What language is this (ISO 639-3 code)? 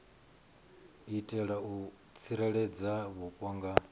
ven